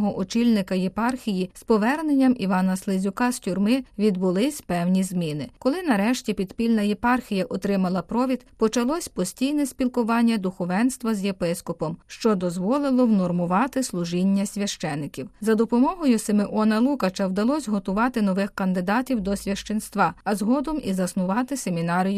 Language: Ukrainian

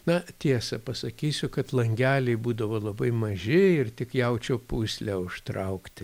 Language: Lithuanian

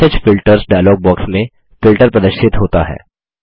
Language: Hindi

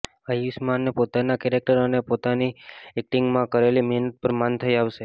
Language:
Gujarati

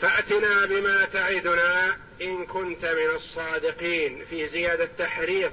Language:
Arabic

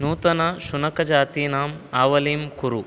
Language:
Sanskrit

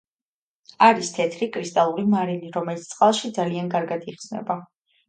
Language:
Georgian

